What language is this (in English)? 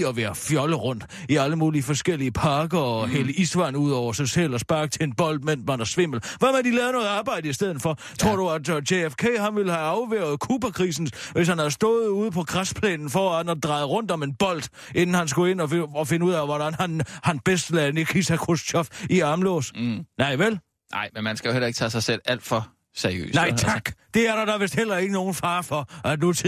Danish